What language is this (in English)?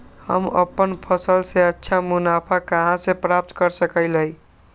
Magahi